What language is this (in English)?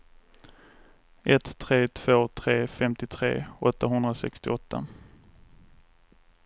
Swedish